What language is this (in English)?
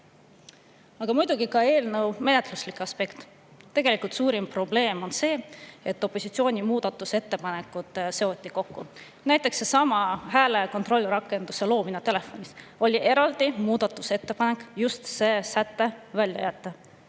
Estonian